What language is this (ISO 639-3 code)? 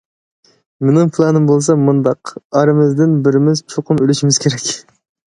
uig